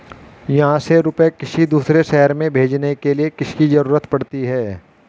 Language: Hindi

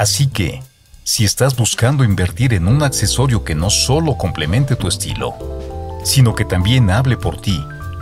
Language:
Spanish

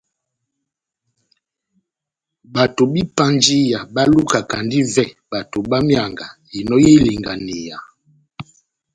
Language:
Batanga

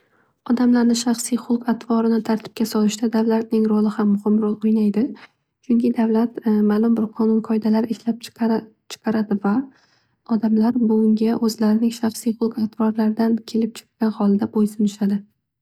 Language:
Uzbek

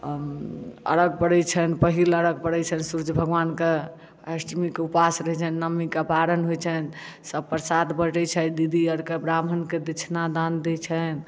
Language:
Maithili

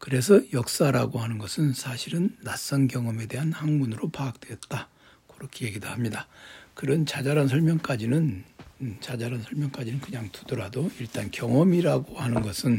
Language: Korean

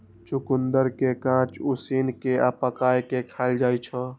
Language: Maithili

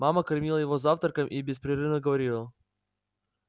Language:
Russian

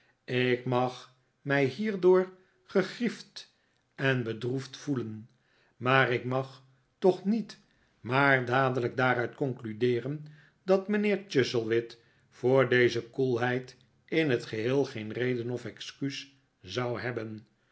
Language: Dutch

